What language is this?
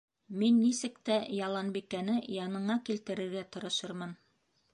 Bashkir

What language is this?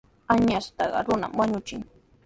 Sihuas Ancash Quechua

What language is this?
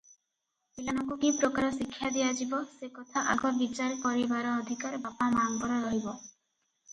Odia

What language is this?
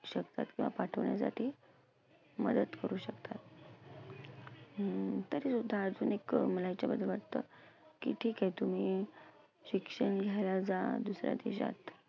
Marathi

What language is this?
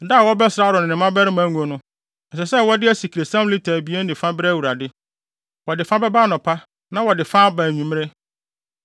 Akan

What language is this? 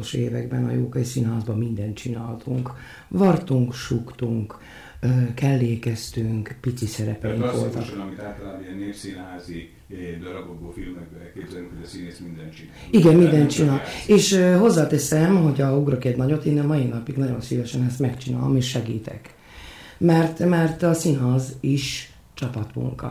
Hungarian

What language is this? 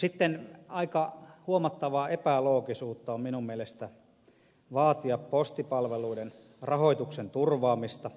Finnish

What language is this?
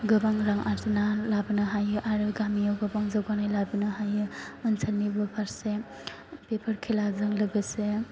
Bodo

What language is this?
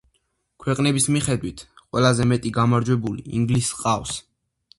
Georgian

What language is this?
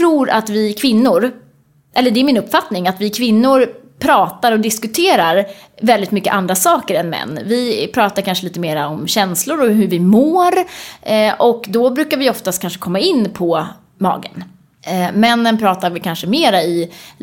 Swedish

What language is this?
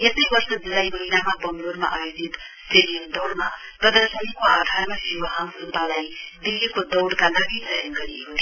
Nepali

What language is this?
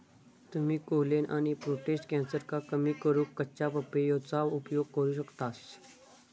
Marathi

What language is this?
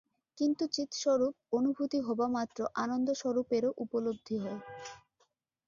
Bangla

